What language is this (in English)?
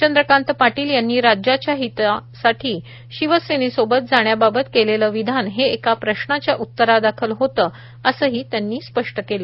Marathi